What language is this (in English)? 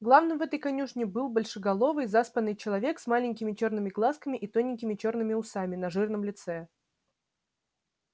Russian